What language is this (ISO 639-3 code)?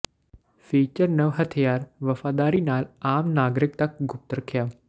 pan